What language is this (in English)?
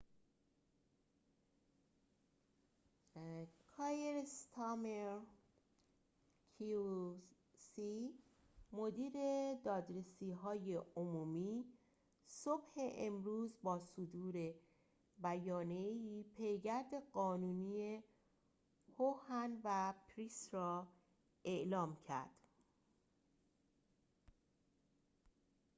Persian